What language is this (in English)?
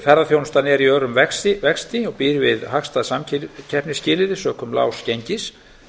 Icelandic